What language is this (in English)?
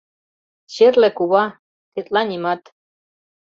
Mari